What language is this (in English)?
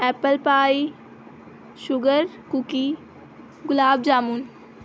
Urdu